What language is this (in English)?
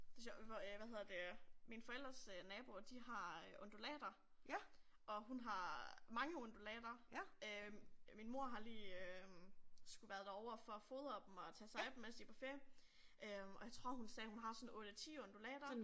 Danish